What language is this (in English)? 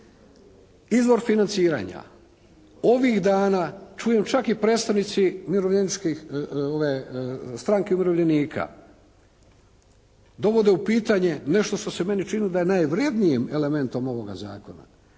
Croatian